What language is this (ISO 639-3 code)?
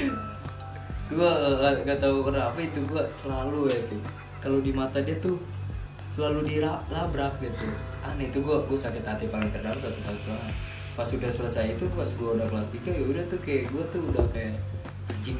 ind